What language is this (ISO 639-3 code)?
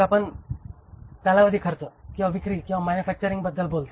mar